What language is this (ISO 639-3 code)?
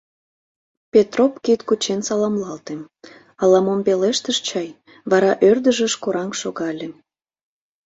chm